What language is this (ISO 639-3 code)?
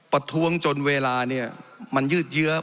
tha